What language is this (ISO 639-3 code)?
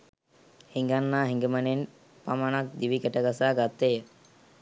sin